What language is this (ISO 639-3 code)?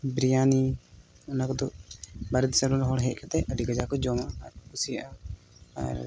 sat